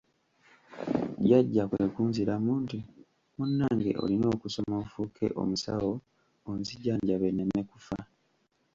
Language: Ganda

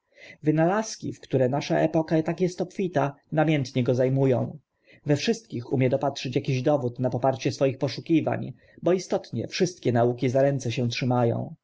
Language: Polish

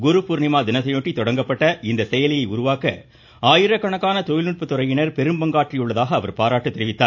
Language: Tamil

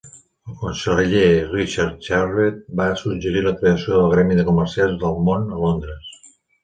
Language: Catalan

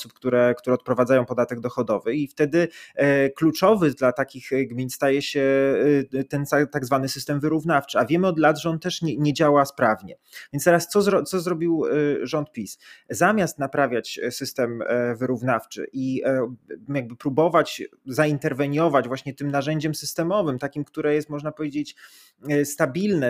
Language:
Polish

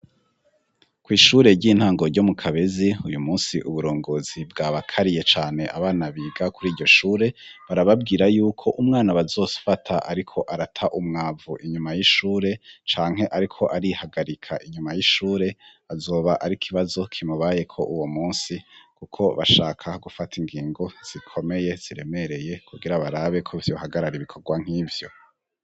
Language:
Rundi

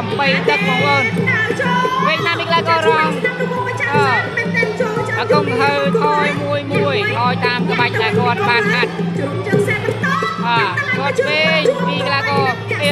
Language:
Thai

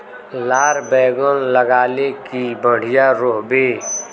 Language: Magahi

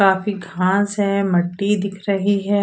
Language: Hindi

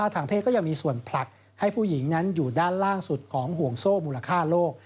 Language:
Thai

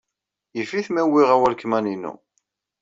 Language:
Kabyle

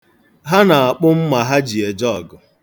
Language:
Igbo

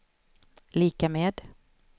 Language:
Swedish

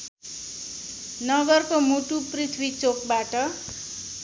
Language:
Nepali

